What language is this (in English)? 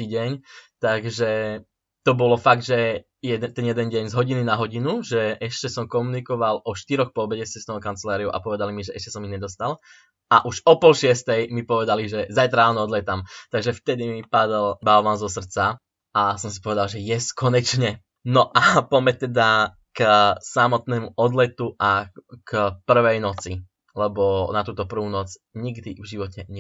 Slovak